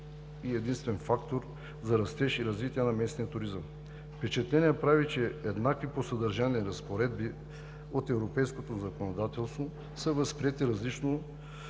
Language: Bulgarian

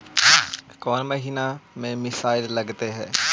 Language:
Magahi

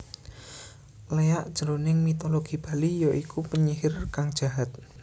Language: Javanese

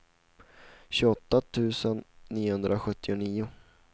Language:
Swedish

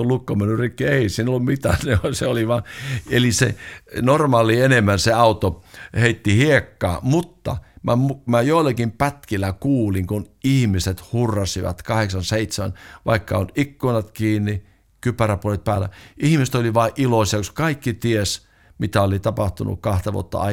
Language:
Finnish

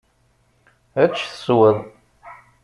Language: Kabyle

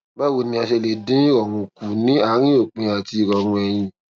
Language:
Yoruba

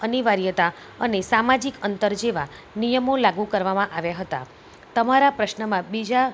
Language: Gujarati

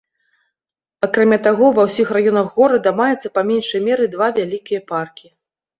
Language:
Belarusian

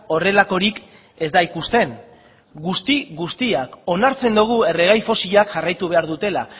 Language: Basque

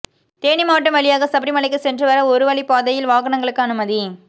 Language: Tamil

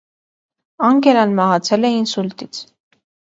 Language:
Armenian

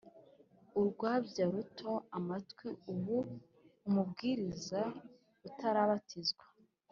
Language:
Kinyarwanda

